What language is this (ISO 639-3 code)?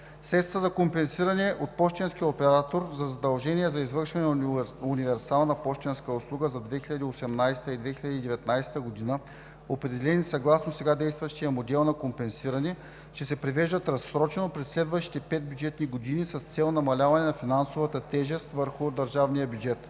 bul